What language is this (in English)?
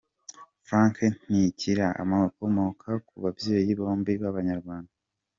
Kinyarwanda